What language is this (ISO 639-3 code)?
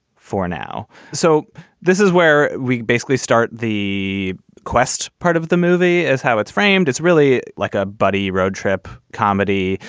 eng